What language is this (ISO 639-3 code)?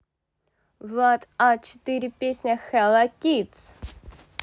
rus